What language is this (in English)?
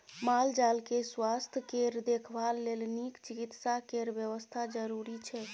Maithili